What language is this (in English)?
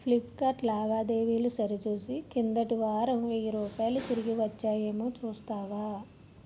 Telugu